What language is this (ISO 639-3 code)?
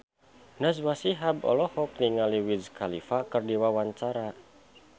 sun